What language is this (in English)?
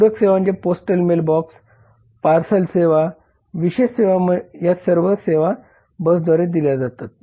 Marathi